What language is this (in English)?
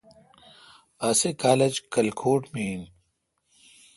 Kalkoti